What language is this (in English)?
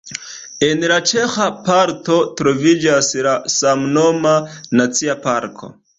Esperanto